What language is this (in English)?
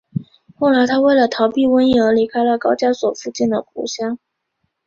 Chinese